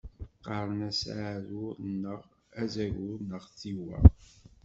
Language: Kabyle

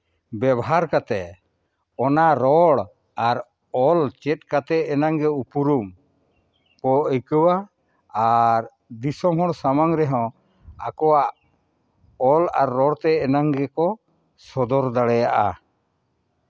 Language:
Santali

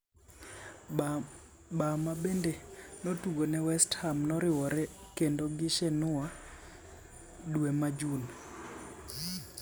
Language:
Luo (Kenya and Tanzania)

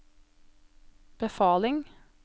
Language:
Norwegian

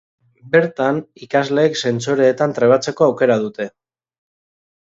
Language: Basque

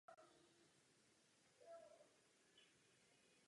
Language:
Czech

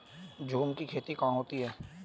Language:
Hindi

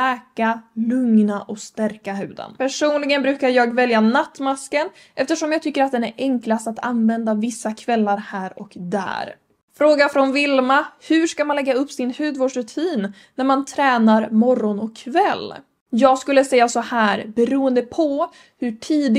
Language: Swedish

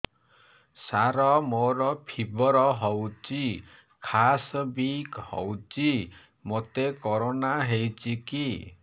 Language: Odia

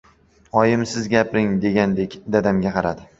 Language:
Uzbek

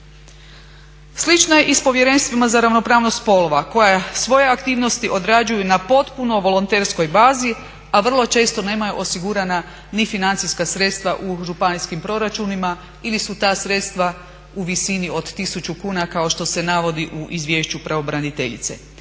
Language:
Croatian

